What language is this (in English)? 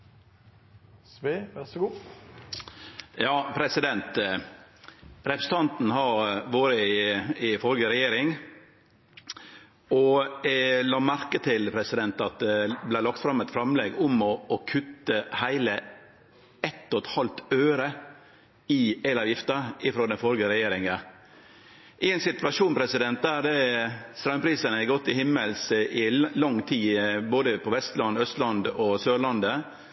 Norwegian Nynorsk